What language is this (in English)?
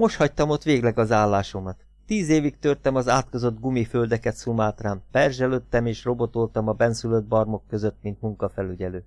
Hungarian